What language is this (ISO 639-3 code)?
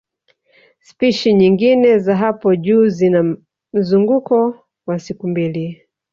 swa